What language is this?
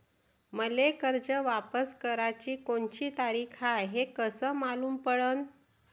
Marathi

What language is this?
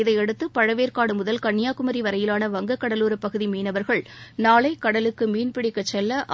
Tamil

